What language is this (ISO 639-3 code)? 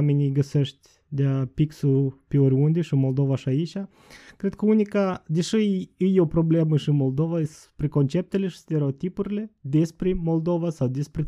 ron